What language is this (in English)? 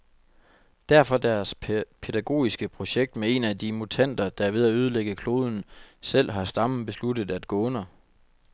Danish